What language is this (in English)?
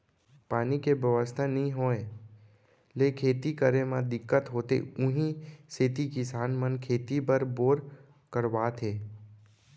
Chhattisgarhi